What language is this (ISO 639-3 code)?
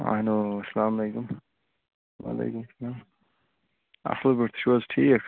kas